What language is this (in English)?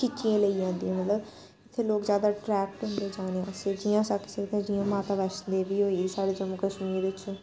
Dogri